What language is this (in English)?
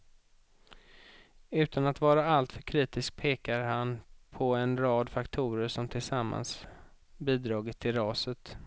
Swedish